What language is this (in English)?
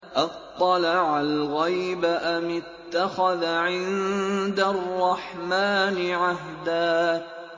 Arabic